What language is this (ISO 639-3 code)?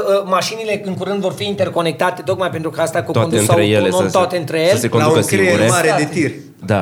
ron